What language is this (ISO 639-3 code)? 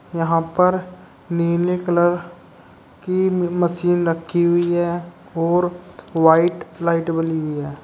hin